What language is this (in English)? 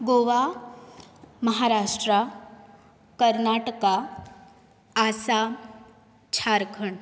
Konkani